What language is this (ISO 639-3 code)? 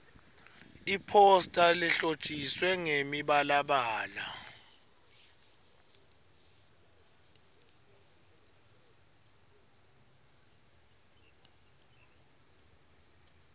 ssw